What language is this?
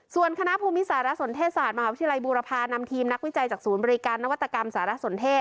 Thai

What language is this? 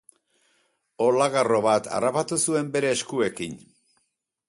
Basque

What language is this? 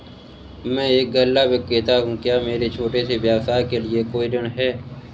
Hindi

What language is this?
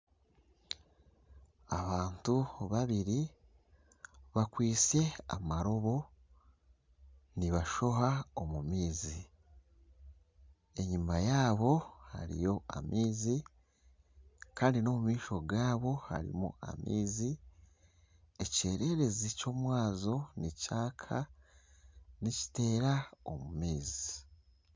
Nyankole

